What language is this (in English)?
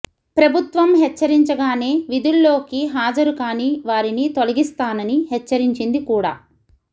Telugu